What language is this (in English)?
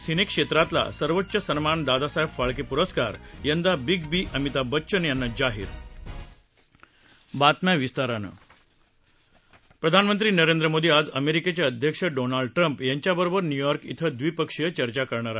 Marathi